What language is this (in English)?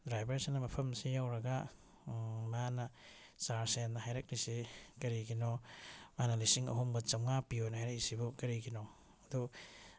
Manipuri